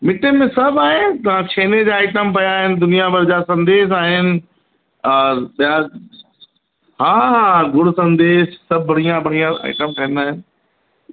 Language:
Sindhi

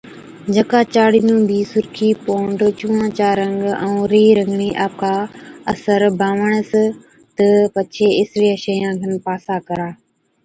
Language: Od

